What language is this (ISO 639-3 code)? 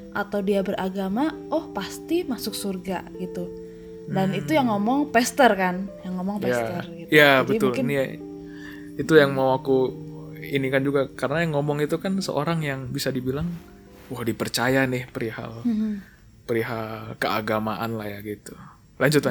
ind